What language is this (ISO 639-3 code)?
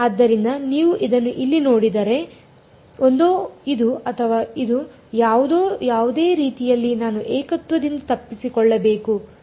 kan